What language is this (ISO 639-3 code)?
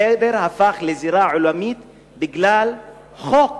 heb